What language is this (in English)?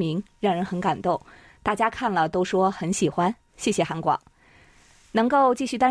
Chinese